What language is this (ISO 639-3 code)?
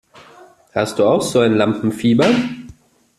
deu